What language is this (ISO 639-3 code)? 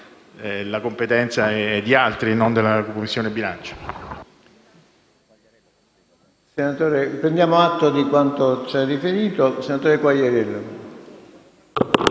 ita